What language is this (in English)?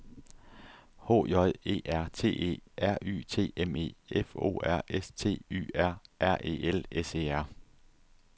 Danish